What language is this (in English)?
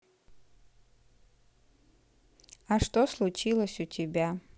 Russian